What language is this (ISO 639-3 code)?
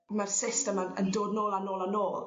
cym